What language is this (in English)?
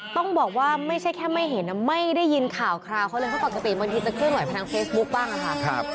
Thai